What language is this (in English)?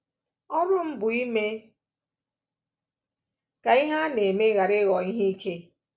Igbo